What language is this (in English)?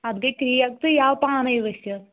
Kashmiri